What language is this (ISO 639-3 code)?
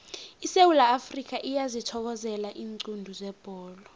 nbl